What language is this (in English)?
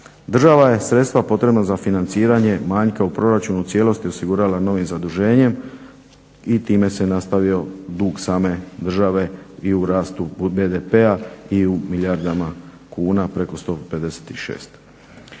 Croatian